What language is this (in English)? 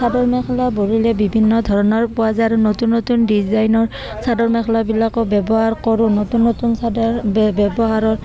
Assamese